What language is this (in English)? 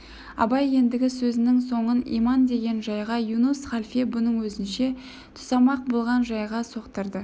Kazakh